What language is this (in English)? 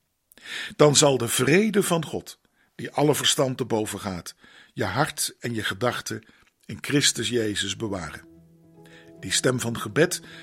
Dutch